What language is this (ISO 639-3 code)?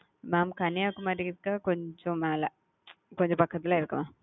tam